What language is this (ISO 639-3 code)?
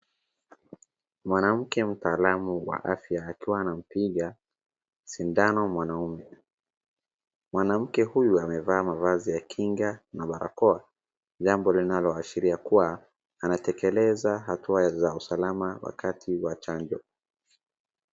swa